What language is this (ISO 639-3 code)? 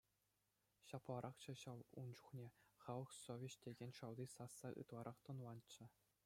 chv